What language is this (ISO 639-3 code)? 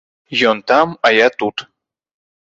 bel